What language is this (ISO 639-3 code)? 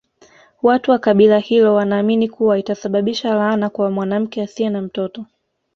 swa